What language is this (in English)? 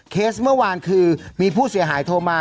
Thai